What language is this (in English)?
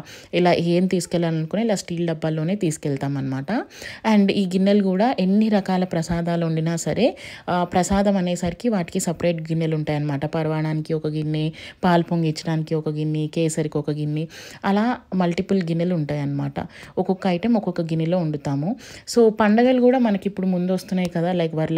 Telugu